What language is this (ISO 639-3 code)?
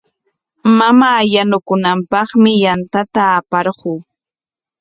qwa